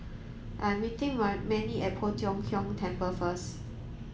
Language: English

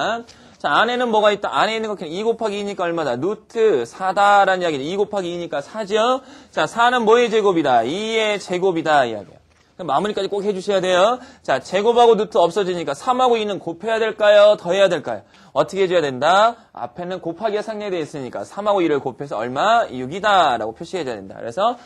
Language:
Korean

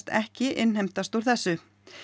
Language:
Icelandic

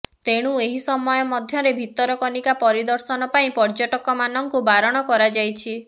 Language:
Odia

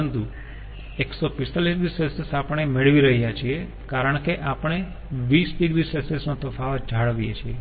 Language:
Gujarati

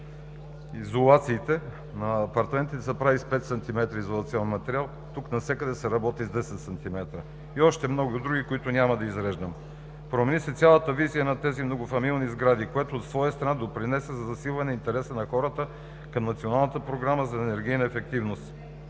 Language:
Bulgarian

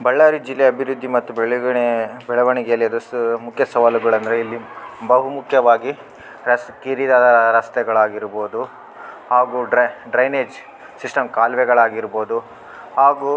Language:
Kannada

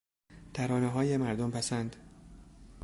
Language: Persian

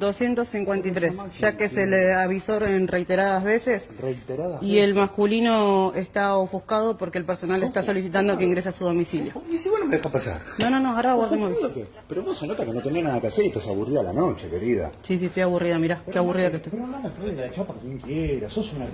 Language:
Spanish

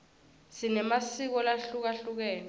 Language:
Swati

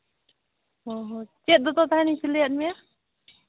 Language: Santali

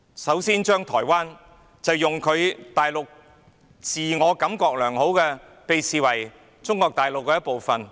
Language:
Cantonese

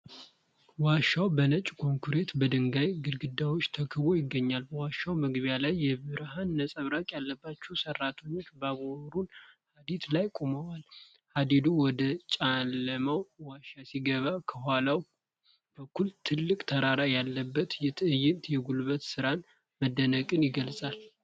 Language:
Amharic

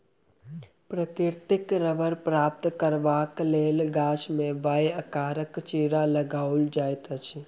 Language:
Maithili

